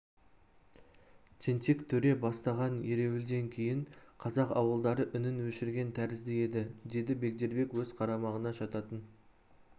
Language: Kazakh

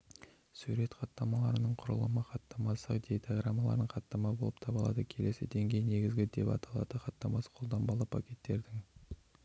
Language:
Kazakh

